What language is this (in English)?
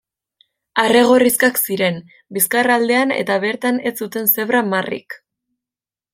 Basque